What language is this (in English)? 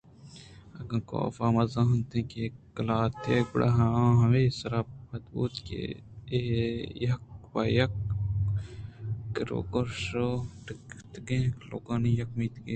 Eastern Balochi